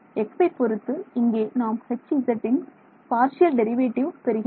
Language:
Tamil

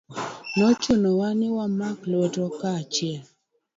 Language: Luo (Kenya and Tanzania)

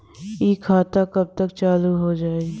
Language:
Bhojpuri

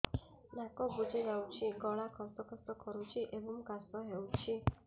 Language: Odia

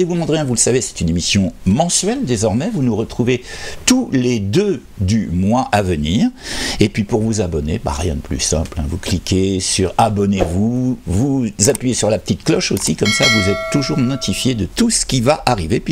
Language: French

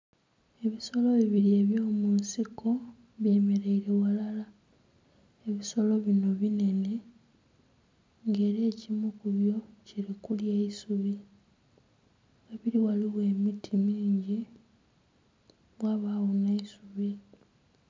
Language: Soga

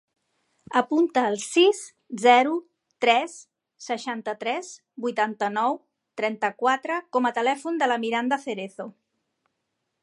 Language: Catalan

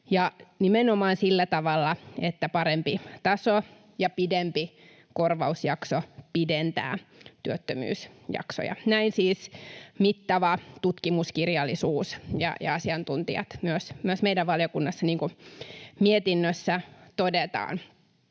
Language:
Finnish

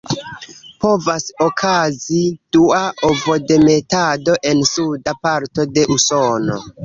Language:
Esperanto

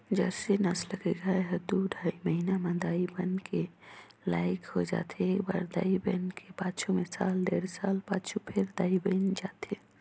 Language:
Chhattisgarhi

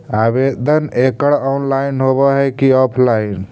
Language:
Magahi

